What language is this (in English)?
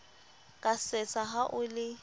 Southern Sotho